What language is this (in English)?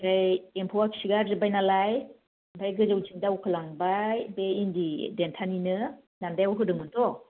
Bodo